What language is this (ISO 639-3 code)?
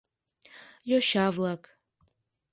chm